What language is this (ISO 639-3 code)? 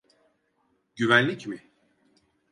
tur